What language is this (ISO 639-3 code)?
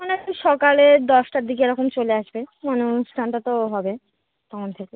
ben